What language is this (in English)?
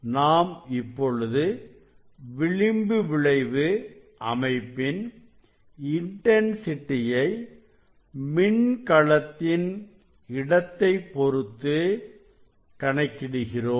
Tamil